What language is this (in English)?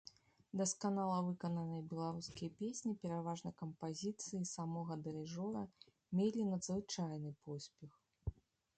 Belarusian